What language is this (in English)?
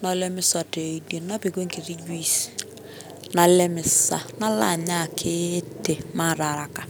Masai